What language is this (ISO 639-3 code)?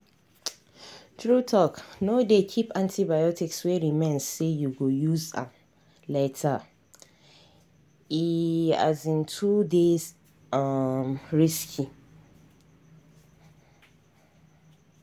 pcm